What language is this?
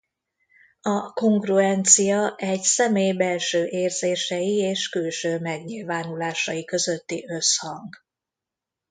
Hungarian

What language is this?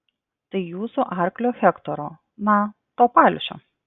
Lithuanian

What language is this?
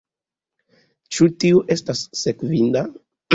Esperanto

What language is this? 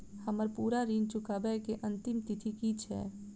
Maithili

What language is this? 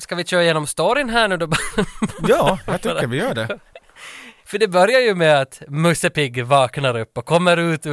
Swedish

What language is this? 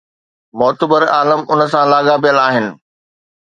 Sindhi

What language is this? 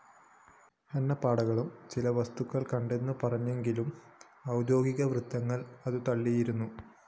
Malayalam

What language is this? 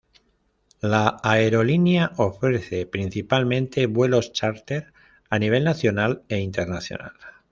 Spanish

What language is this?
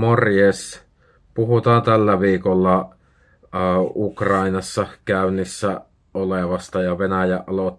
Finnish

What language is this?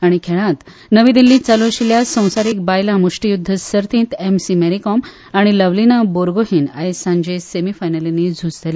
Konkani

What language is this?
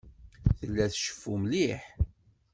Kabyle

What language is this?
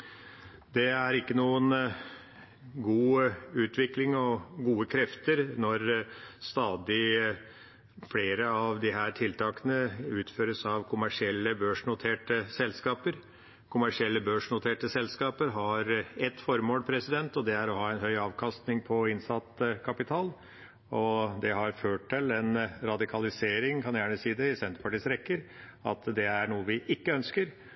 Norwegian Bokmål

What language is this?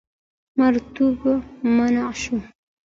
Pashto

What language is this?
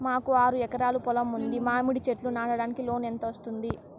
Telugu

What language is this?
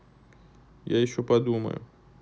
Russian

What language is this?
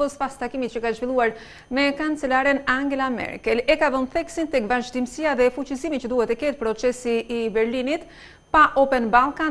Romanian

